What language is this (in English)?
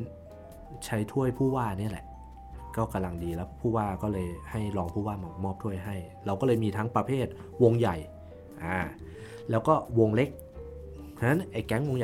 Thai